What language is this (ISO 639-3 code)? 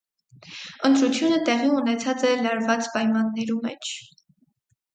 hye